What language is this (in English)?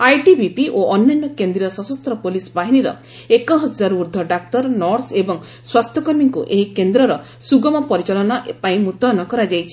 Odia